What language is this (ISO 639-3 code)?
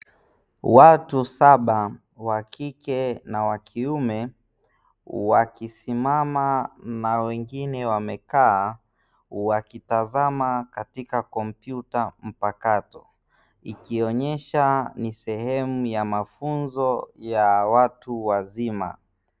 swa